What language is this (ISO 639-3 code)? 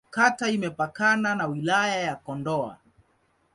swa